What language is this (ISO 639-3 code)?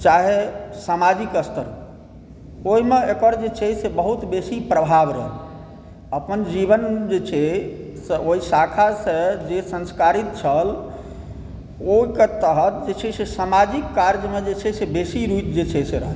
mai